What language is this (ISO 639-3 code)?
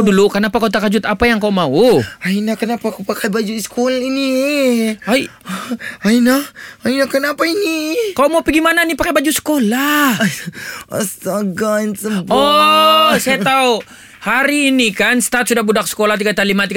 msa